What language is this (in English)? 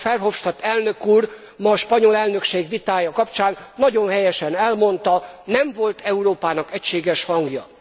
Hungarian